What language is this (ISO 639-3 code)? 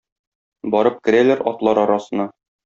tat